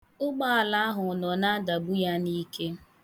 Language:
Igbo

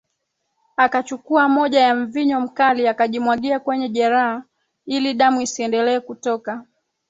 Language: Swahili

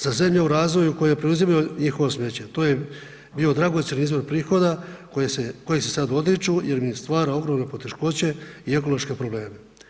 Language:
Croatian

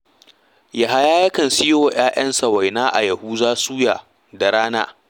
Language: Hausa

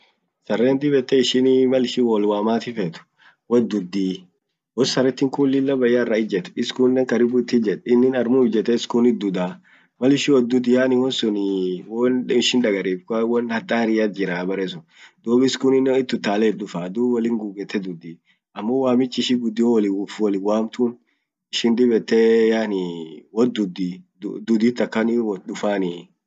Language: Orma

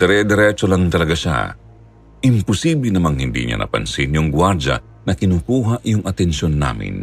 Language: Filipino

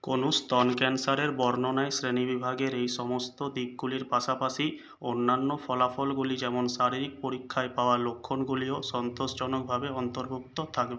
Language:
Bangla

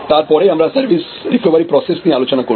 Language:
Bangla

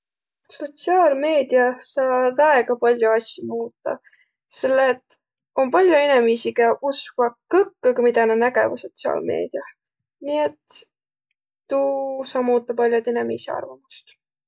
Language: Võro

